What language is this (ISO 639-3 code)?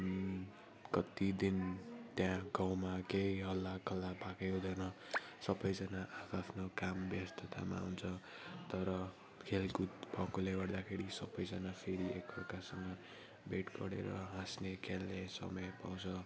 nep